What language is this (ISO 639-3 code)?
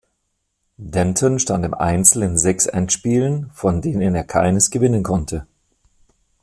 deu